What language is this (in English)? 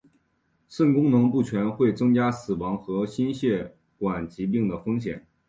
Chinese